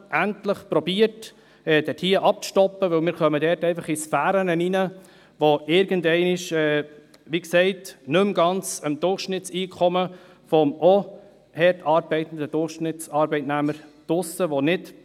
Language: Swiss German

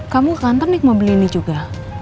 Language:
Indonesian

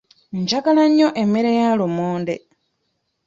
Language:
Ganda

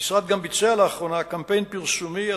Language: Hebrew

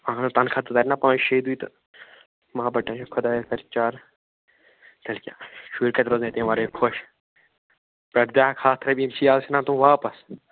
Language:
Kashmiri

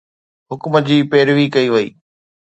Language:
Sindhi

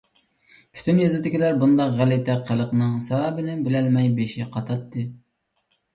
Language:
Uyghur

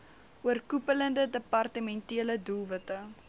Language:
Afrikaans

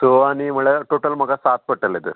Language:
Konkani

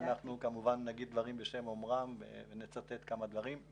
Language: Hebrew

